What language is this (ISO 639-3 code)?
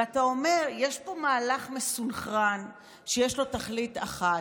heb